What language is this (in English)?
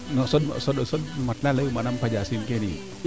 Serer